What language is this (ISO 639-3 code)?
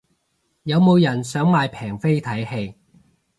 yue